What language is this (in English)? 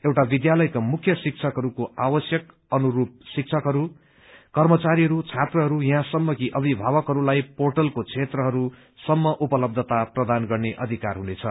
Nepali